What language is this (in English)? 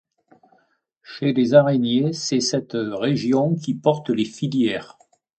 French